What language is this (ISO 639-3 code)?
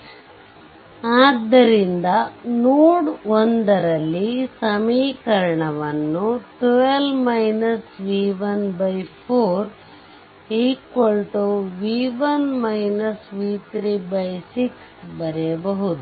kan